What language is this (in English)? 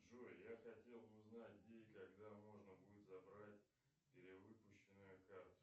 Russian